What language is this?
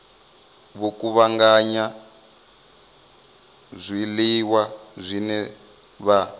Venda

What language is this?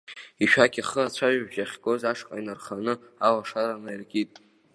Abkhazian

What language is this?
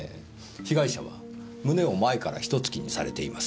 Japanese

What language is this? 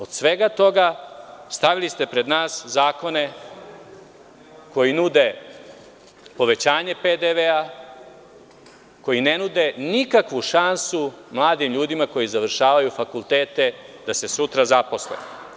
Serbian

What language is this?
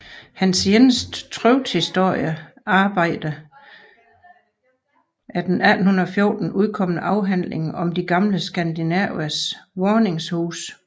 Danish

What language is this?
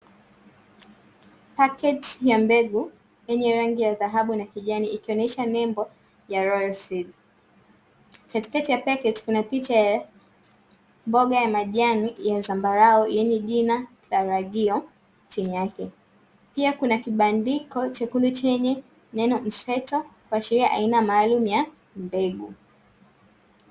Swahili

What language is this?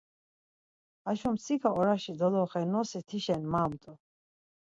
Laz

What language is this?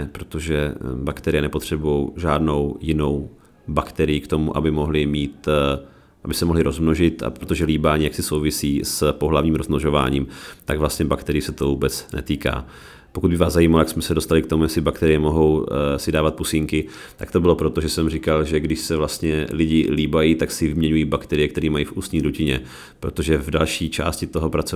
Czech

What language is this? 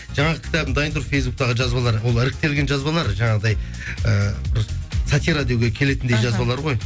Kazakh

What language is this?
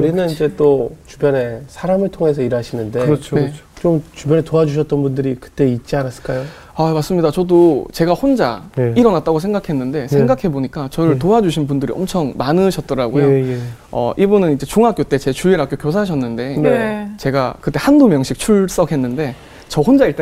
Korean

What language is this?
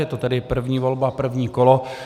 Czech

